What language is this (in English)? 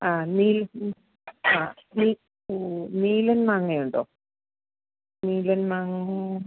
Malayalam